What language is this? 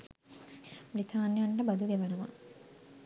Sinhala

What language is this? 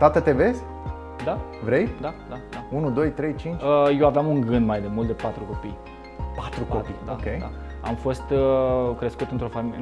Romanian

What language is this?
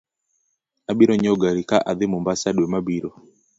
Luo (Kenya and Tanzania)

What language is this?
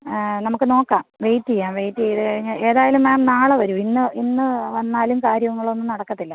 Malayalam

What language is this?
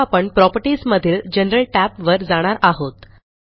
Marathi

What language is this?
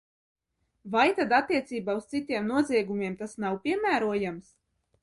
Latvian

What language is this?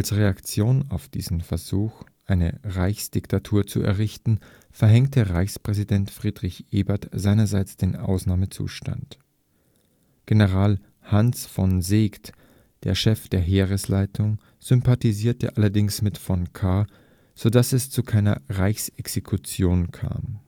German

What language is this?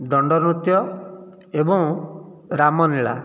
Odia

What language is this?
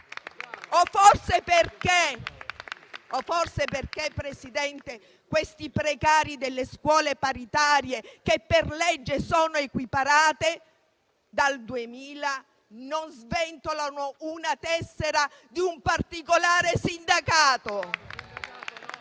Italian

